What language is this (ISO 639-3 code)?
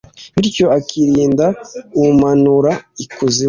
kin